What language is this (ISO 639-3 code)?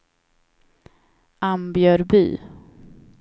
swe